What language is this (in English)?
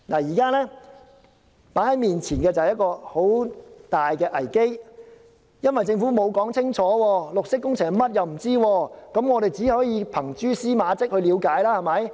Cantonese